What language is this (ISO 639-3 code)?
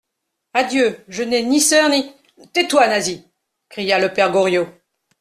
fra